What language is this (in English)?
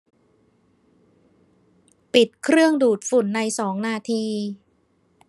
Thai